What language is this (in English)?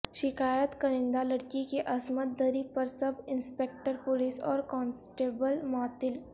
Urdu